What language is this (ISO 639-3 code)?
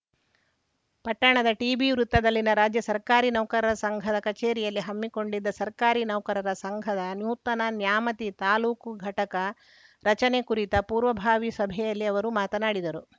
kan